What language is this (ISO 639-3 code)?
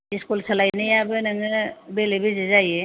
brx